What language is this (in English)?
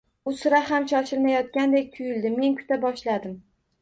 Uzbek